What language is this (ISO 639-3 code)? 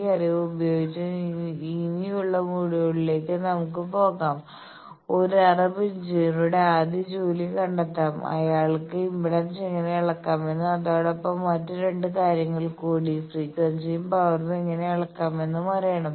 mal